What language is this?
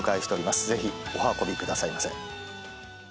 Japanese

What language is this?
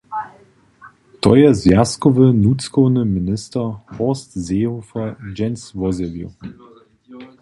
Upper Sorbian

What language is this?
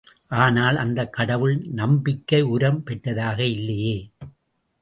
Tamil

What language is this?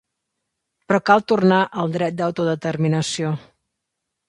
Catalan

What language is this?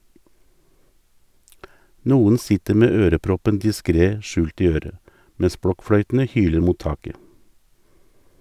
Norwegian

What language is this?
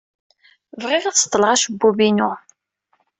Kabyle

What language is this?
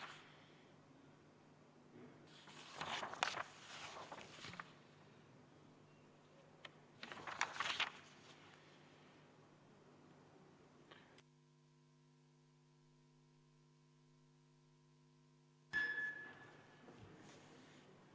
Estonian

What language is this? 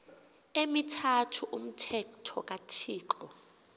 Xhosa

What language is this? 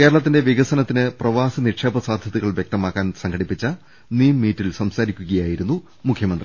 Malayalam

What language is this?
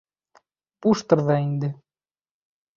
Bashkir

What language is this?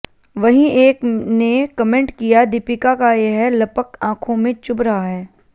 Hindi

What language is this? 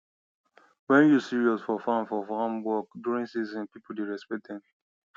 Nigerian Pidgin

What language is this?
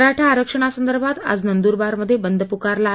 Marathi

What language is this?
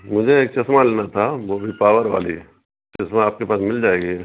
Urdu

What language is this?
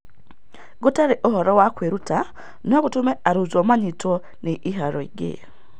Kikuyu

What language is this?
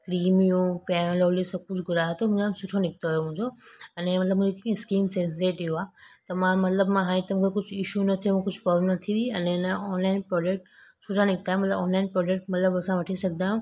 Sindhi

